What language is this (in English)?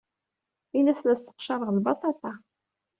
Kabyle